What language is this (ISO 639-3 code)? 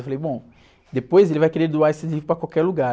por